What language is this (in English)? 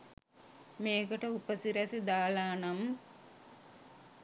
Sinhala